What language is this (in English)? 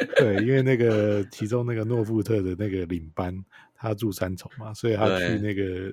Chinese